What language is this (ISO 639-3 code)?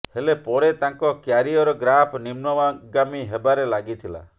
ori